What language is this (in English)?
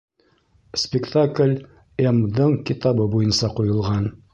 Bashkir